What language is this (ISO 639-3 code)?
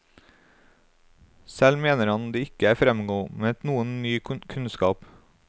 nor